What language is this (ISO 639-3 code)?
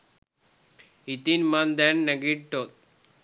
sin